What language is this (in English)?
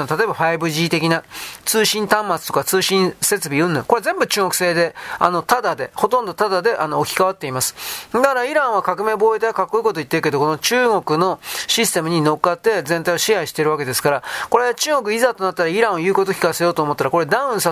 Japanese